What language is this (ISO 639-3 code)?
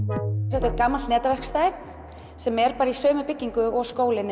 isl